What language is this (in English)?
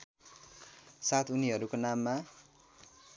Nepali